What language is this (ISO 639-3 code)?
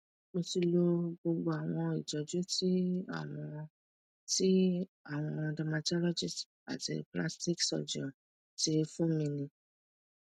yor